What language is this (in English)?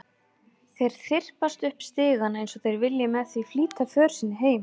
Icelandic